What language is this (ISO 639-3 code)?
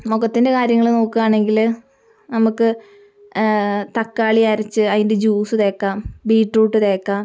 mal